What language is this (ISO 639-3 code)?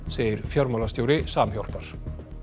isl